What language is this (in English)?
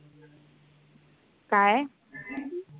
Marathi